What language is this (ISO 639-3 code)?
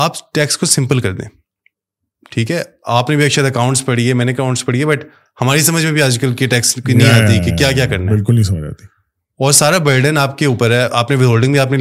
urd